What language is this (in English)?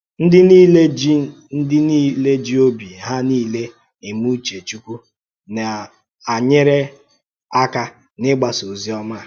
Igbo